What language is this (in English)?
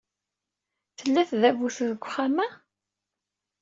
Kabyle